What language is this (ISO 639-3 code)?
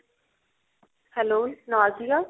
pan